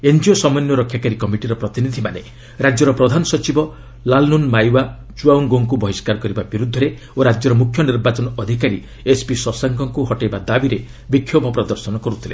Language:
Odia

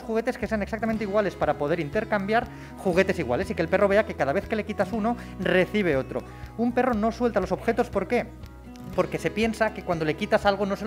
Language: Spanish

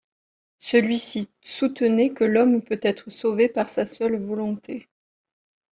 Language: French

